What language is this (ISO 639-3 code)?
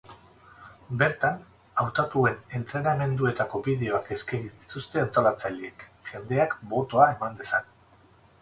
eus